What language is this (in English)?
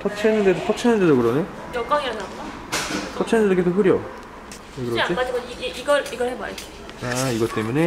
Korean